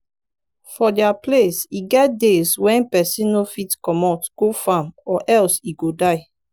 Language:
Nigerian Pidgin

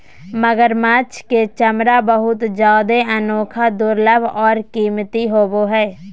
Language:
Magahi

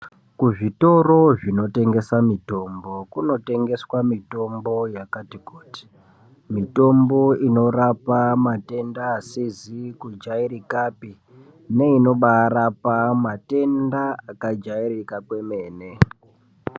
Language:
Ndau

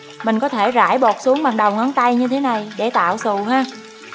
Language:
Vietnamese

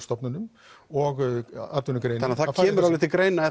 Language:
Icelandic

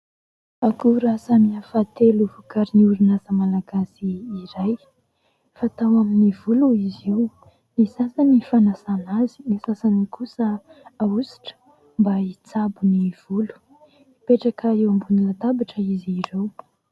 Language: Malagasy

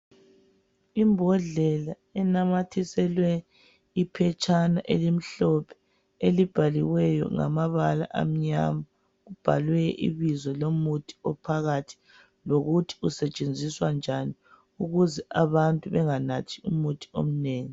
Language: North Ndebele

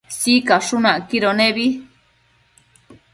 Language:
Matsés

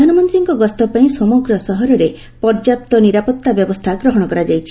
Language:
Odia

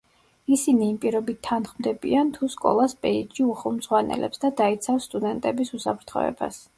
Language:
Georgian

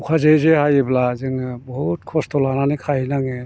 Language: Bodo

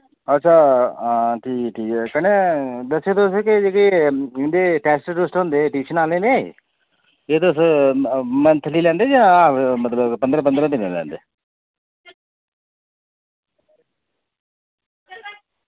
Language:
Dogri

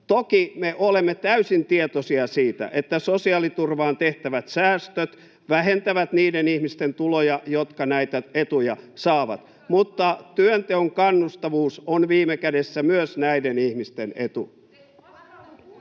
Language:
Finnish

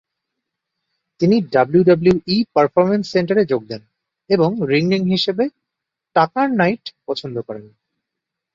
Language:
Bangla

